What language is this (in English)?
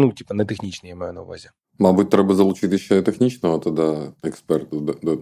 Ukrainian